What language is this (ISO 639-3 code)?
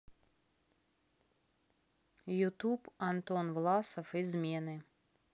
rus